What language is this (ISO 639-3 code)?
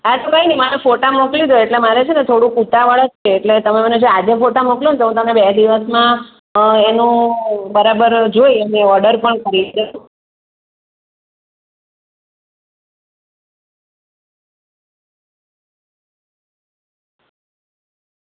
guj